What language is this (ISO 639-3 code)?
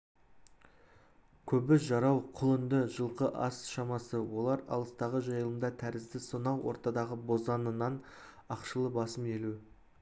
kaz